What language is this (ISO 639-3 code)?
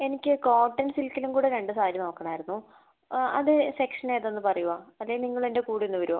mal